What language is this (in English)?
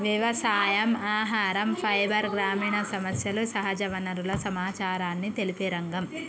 Telugu